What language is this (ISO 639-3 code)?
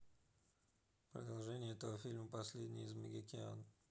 rus